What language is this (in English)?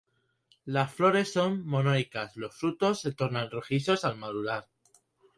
Spanish